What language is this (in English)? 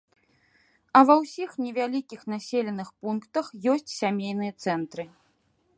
Belarusian